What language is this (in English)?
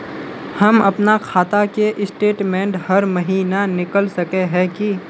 Magahi